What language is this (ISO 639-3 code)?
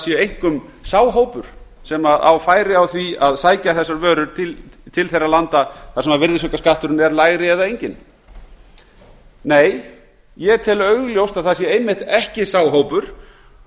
isl